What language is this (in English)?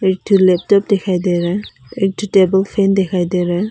Hindi